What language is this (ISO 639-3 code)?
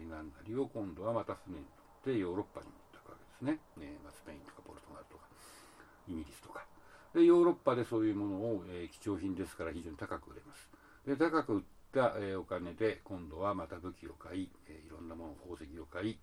jpn